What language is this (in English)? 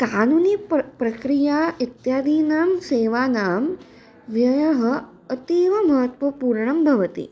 Sanskrit